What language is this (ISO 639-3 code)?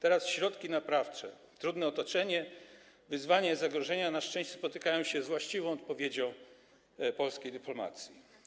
pol